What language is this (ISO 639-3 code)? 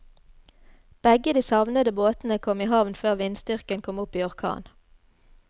nor